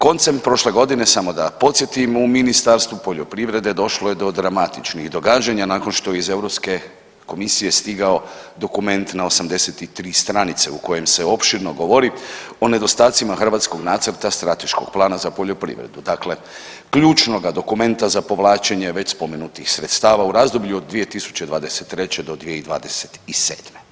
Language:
Croatian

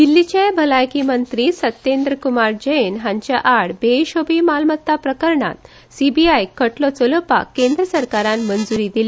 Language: Konkani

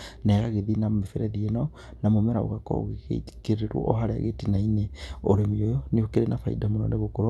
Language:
Kikuyu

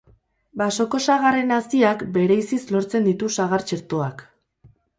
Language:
Basque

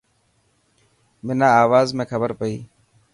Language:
Dhatki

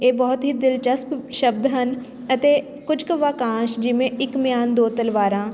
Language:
Punjabi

